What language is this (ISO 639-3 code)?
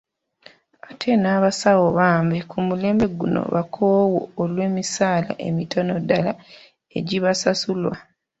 lug